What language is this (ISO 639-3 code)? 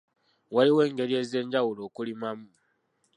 lug